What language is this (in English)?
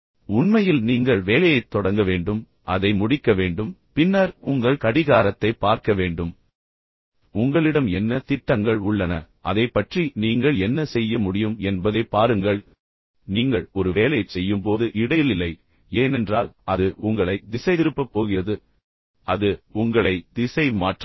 Tamil